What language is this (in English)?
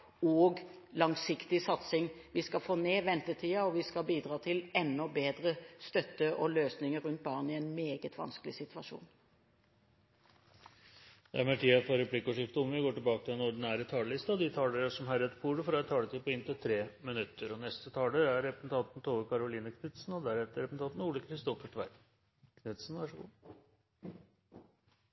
Norwegian Bokmål